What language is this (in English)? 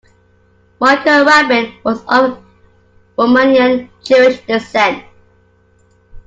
English